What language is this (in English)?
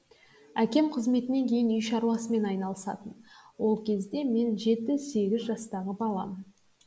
Kazakh